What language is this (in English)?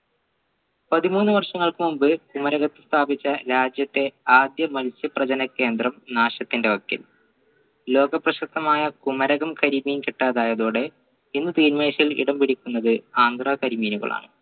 Malayalam